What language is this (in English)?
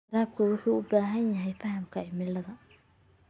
Somali